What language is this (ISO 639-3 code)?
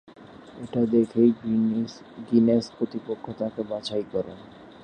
ben